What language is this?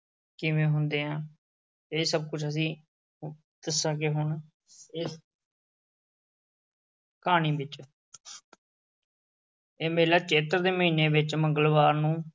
Punjabi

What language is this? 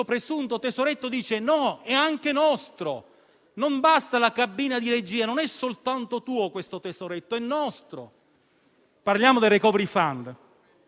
Italian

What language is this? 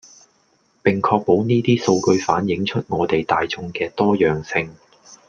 Cantonese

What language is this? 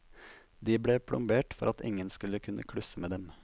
Norwegian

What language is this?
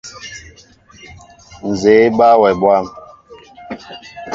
Mbo (Cameroon)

